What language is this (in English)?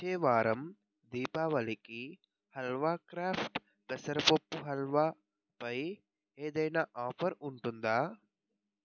Telugu